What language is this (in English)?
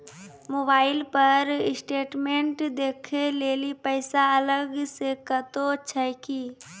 Maithili